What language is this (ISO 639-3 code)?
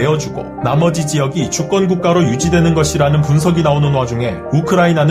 kor